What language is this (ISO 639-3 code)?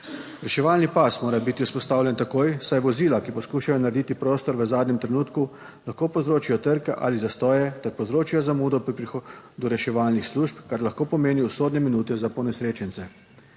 slv